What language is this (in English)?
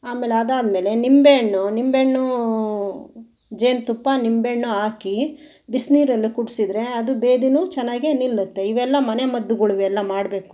Kannada